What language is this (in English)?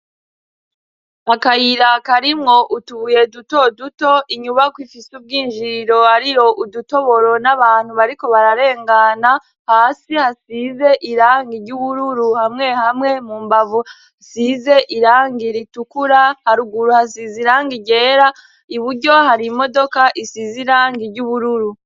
Rundi